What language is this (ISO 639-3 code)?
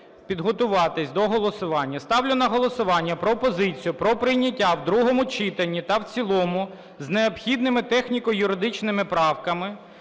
ukr